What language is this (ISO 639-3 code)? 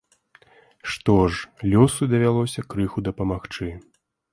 bel